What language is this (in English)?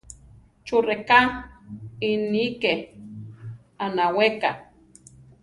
Central Tarahumara